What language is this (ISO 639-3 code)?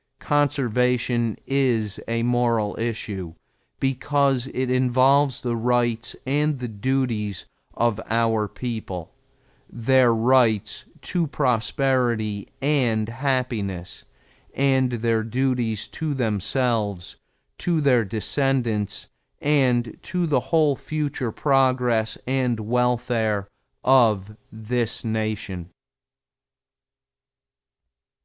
eng